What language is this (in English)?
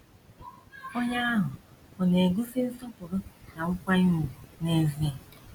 Igbo